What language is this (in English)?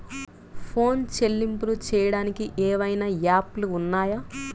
Telugu